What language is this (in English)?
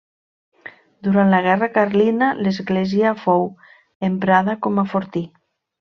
Catalan